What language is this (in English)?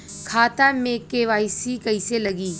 Bhojpuri